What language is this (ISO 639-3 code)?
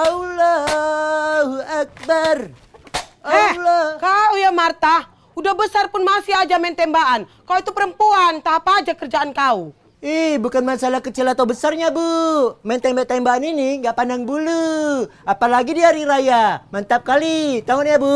ind